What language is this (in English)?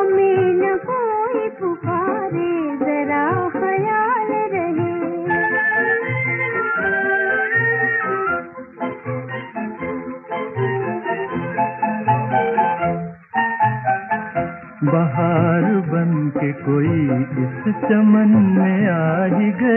Hindi